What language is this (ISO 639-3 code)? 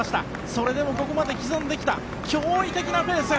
jpn